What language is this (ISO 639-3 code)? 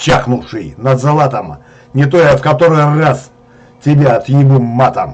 rus